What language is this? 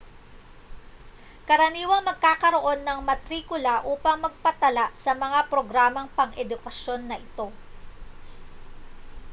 Filipino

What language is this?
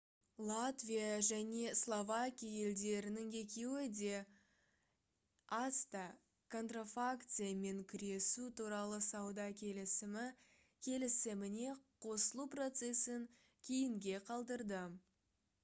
Kazakh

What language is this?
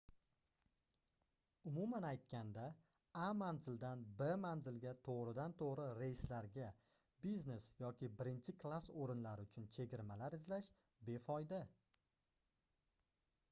Uzbek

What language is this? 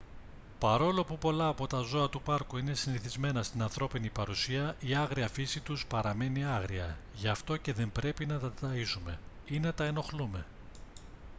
Greek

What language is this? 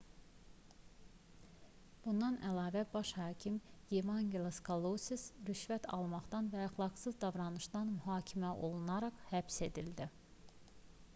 Azerbaijani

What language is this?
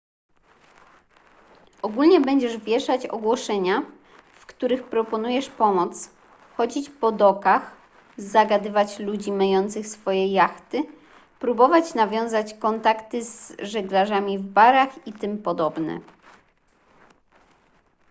Polish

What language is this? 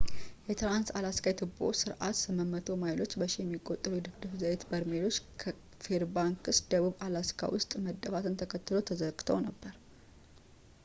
Amharic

